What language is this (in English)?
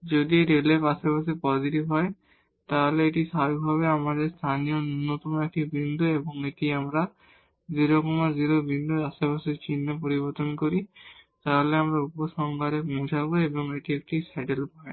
Bangla